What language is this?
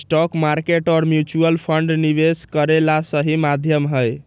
Magahi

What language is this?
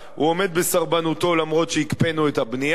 Hebrew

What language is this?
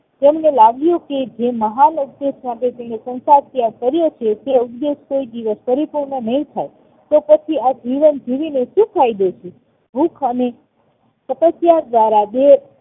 Gujarati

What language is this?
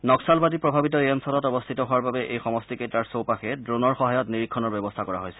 Assamese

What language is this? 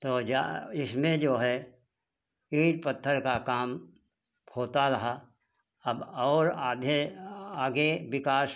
Hindi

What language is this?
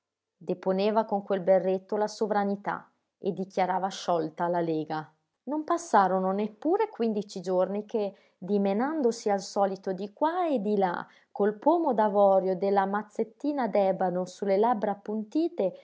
Italian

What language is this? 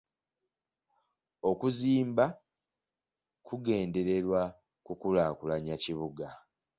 Ganda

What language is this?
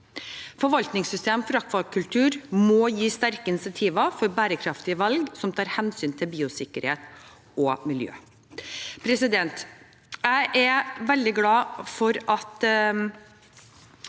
Norwegian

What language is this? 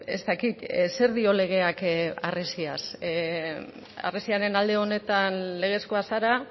Basque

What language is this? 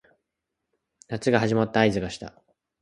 Japanese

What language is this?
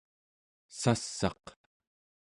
Central Yupik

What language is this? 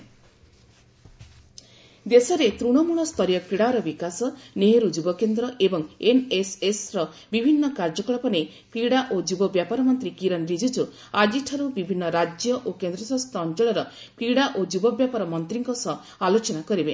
Odia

